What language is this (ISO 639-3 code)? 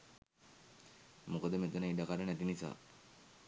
sin